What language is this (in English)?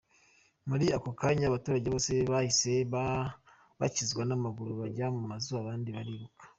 Kinyarwanda